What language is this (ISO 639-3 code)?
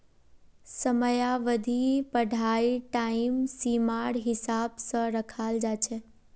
mag